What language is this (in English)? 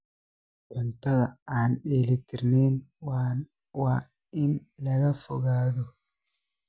Somali